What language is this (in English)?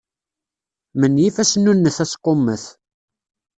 Kabyle